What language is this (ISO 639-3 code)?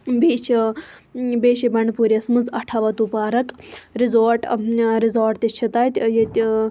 kas